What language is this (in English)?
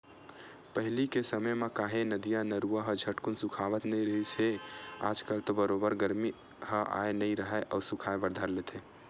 Chhattisgarhi